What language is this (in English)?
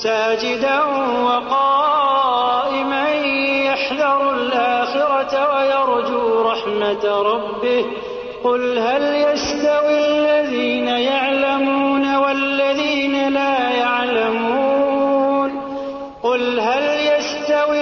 Urdu